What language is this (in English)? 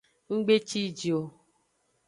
Aja (Benin)